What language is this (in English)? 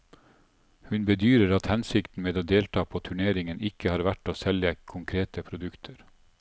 Norwegian